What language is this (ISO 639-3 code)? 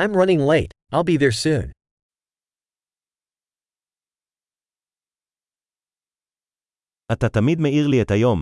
heb